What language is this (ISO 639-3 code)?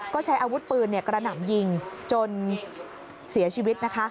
tha